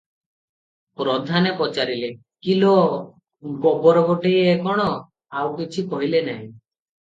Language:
Odia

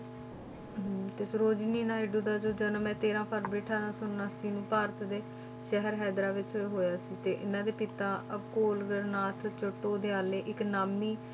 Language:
Punjabi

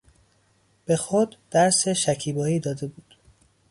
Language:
Persian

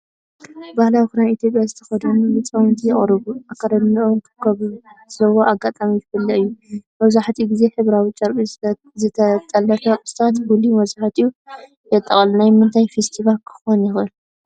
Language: Tigrinya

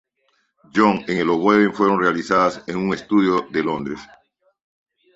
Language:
Spanish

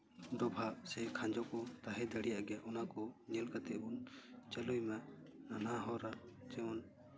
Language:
Santali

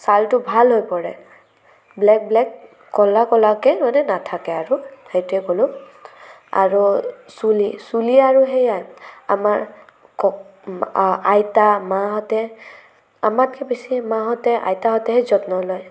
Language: Assamese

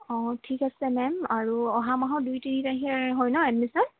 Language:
Assamese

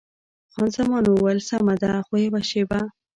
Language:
Pashto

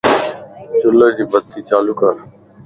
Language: Lasi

